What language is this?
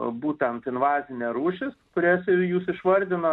Lithuanian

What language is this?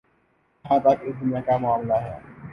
Urdu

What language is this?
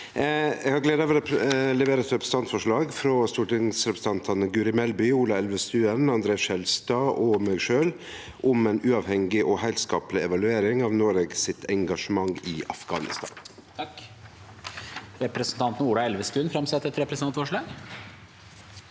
Norwegian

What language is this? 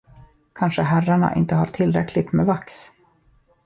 Swedish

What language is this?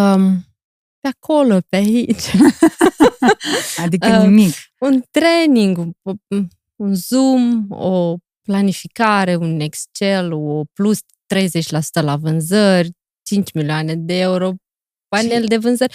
Romanian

